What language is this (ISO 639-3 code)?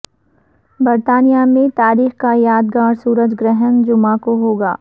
urd